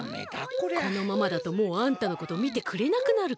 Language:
Japanese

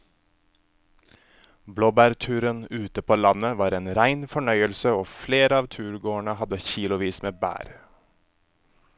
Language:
Norwegian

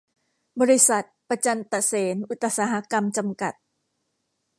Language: Thai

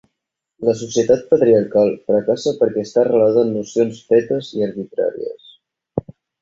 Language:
Catalan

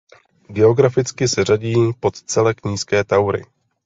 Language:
Czech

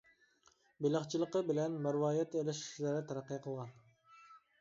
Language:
Uyghur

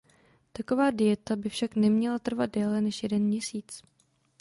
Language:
Czech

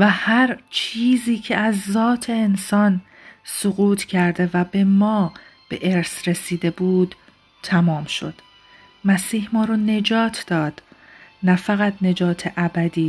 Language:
Persian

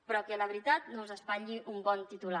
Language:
Catalan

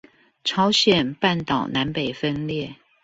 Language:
Chinese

